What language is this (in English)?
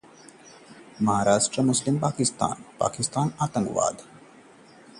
Hindi